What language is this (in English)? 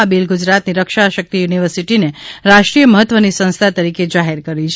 Gujarati